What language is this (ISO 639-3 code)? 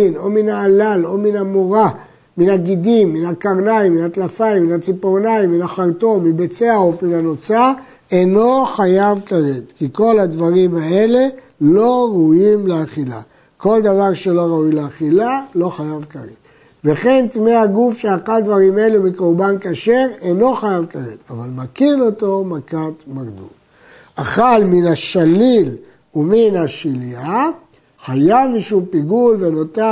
heb